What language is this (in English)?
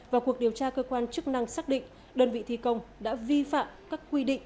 Vietnamese